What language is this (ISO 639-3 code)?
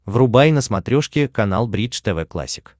rus